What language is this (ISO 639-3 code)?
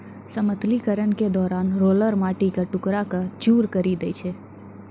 mai